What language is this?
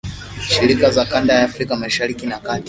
Swahili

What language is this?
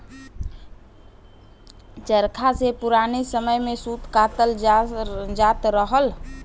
Bhojpuri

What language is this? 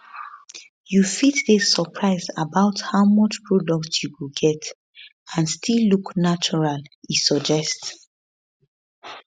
Nigerian Pidgin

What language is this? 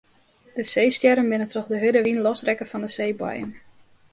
Western Frisian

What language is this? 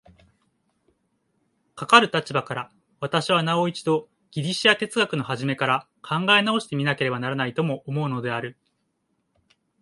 Japanese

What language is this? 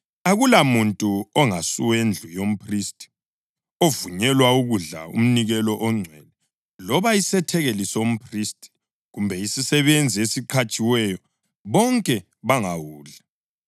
North Ndebele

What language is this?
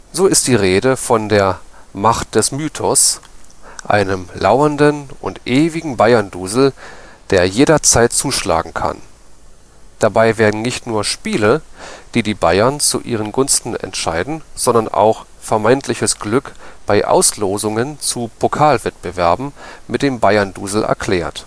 German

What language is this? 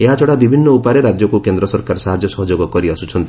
Odia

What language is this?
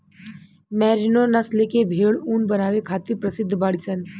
Bhojpuri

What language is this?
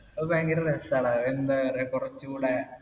Malayalam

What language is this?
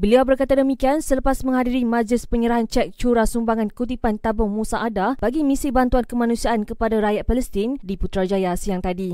Malay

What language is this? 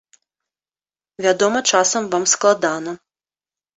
Belarusian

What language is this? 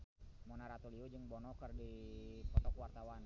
Sundanese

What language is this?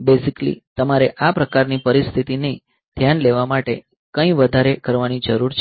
Gujarati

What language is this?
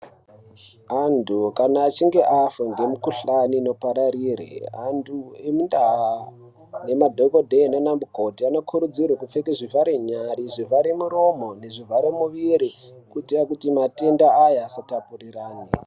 Ndau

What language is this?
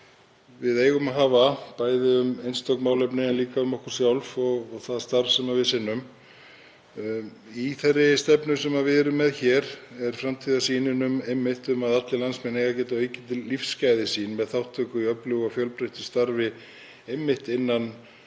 Icelandic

